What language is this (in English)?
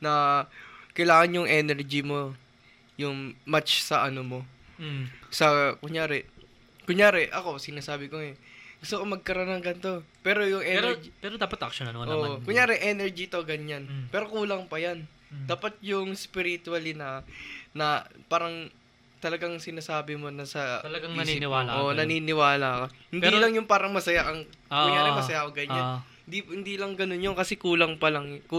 Filipino